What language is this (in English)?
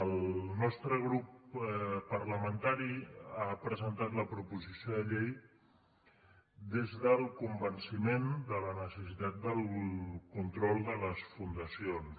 Catalan